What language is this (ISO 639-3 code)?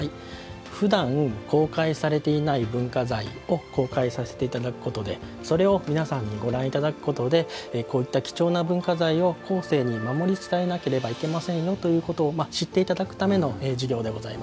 jpn